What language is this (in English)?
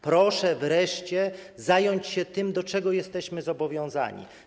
Polish